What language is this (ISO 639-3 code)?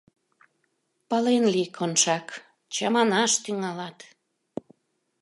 chm